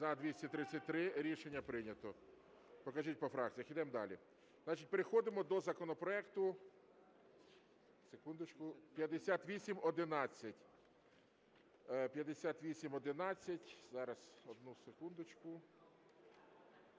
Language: Ukrainian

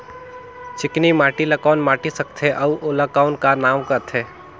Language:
Chhattisgarhi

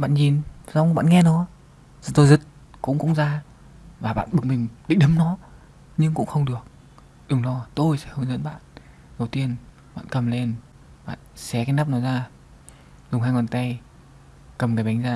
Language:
Vietnamese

